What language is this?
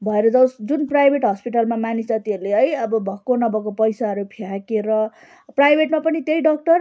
Nepali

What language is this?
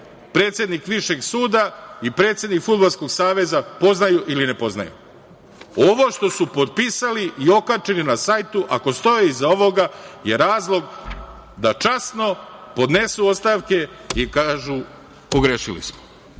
Serbian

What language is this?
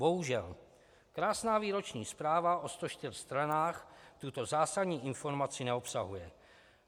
Czech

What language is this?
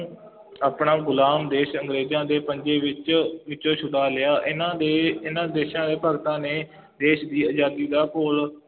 Punjabi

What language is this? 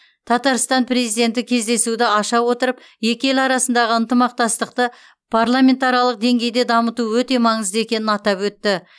Kazakh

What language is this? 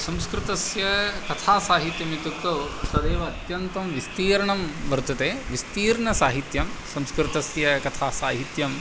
Sanskrit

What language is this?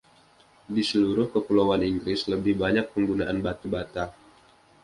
Indonesian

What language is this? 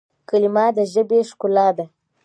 Pashto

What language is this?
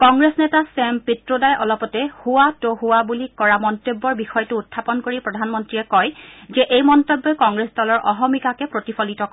Assamese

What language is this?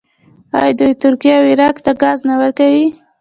Pashto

